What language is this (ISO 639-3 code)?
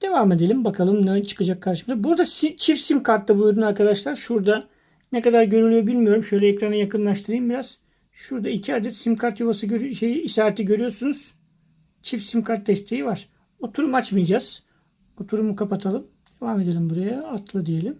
tur